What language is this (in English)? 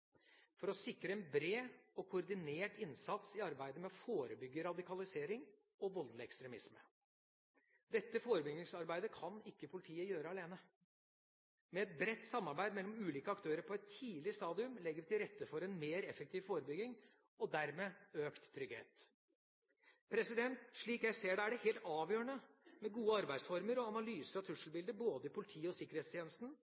Norwegian Bokmål